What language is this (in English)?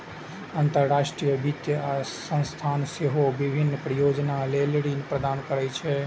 Maithili